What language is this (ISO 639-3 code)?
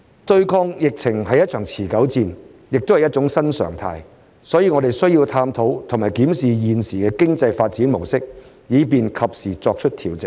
yue